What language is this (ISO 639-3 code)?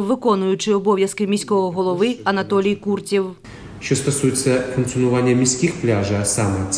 ukr